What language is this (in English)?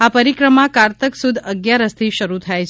Gujarati